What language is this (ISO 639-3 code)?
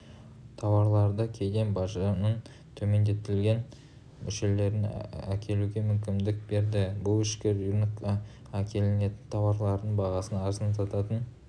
kaz